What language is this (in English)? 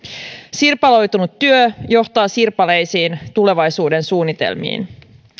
Finnish